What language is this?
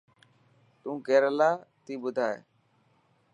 Dhatki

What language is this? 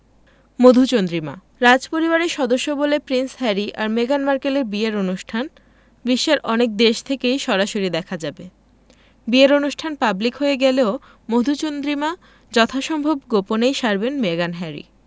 Bangla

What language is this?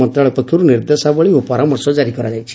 Odia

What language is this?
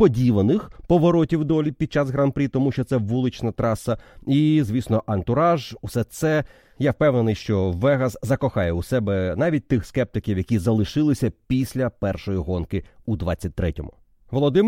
Ukrainian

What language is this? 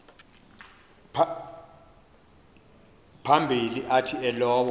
Xhosa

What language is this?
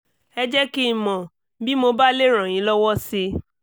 Yoruba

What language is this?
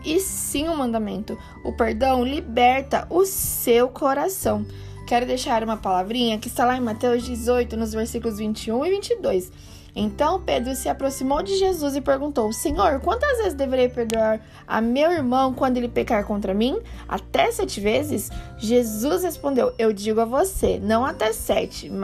Portuguese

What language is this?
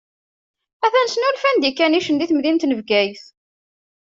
Kabyle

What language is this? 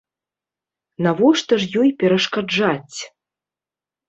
Belarusian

